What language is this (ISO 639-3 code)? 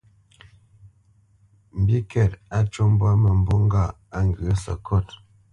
bce